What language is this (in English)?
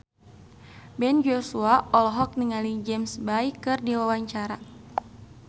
Sundanese